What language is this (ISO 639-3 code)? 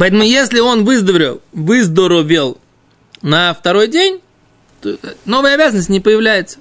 rus